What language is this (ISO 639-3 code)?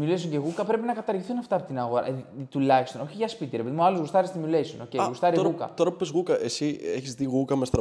ell